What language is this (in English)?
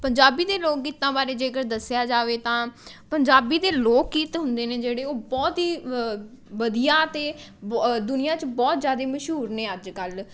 Punjabi